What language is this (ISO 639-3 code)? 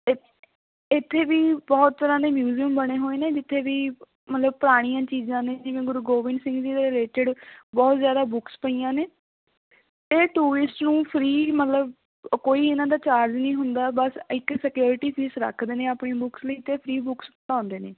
pan